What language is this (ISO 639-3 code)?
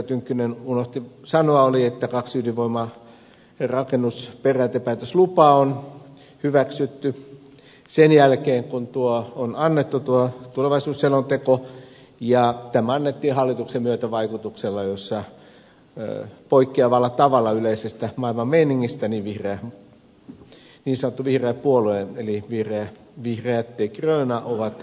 fin